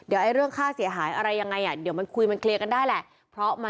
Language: Thai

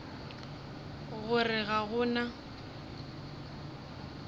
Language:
Northern Sotho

